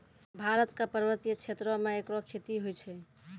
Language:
Maithili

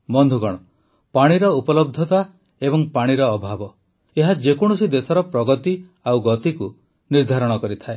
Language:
Odia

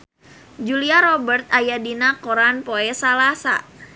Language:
Sundanese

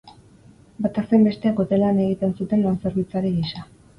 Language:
Basque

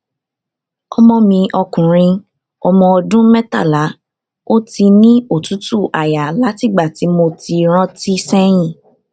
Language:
Yoruba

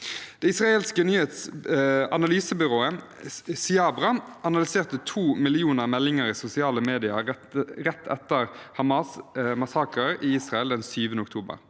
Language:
Norwegian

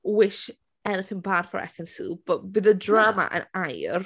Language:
Welsh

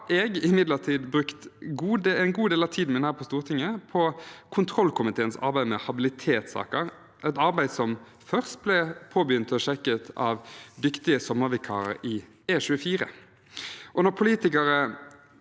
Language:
Norwegian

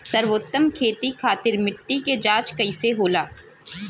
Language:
Bhojpuri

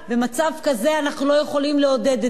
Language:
Hebrew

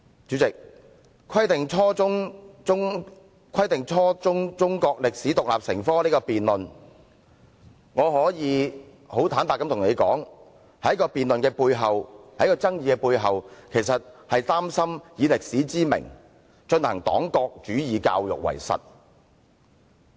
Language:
Cantonese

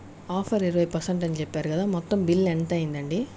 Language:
Telugu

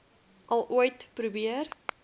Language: Afrikaans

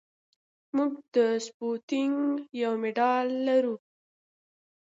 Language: Pashto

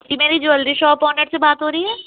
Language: Urdu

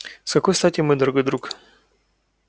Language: Russian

